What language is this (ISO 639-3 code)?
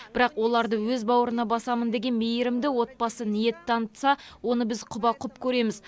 kaz